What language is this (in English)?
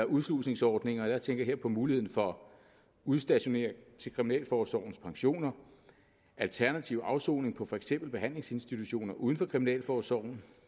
Danish